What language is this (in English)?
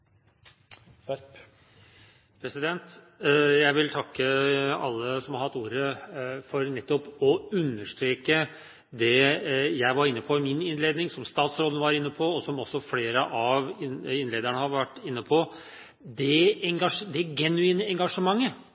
Norwegian Bokmål